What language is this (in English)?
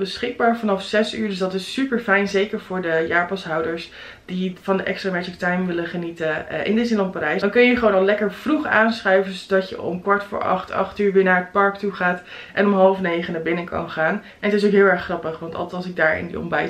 Dutch